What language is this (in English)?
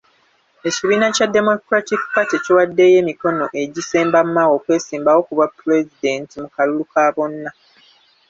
Ganda